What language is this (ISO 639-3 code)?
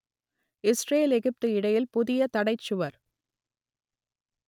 tam